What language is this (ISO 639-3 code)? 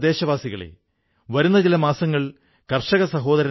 mal